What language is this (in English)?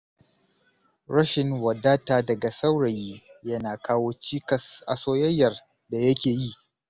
Hausa